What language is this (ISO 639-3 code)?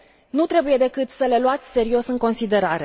ron